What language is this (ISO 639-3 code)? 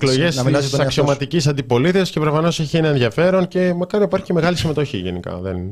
ell